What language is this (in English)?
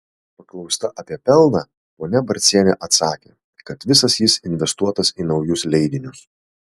Lithuanian